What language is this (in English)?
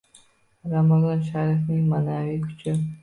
Uzbek